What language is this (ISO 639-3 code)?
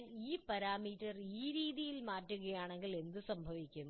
mal